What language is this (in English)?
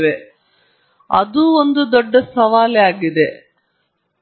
Kannada